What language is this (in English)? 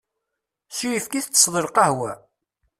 Kabyle